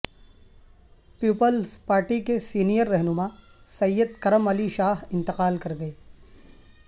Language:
Urdu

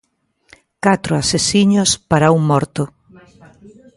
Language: Galician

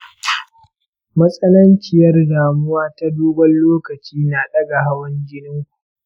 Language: Hausa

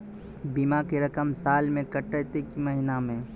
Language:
Maithili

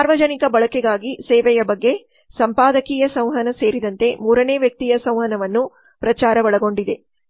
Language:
Kannada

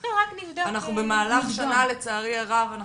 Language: Hebrew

